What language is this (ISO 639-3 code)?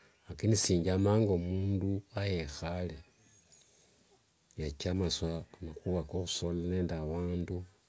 lwg